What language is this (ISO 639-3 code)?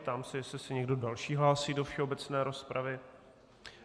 ces